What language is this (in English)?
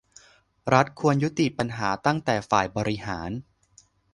Thai